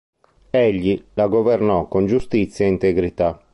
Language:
Italian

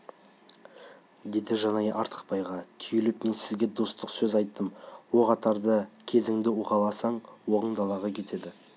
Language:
Kazakh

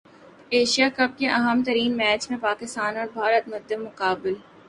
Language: Urdu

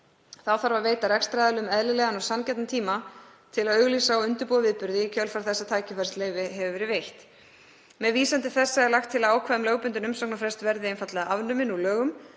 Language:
Icelandic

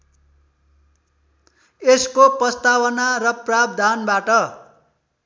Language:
Nepali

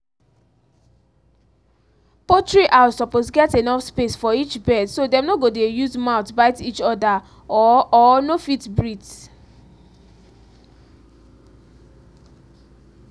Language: Nigerian Pidgin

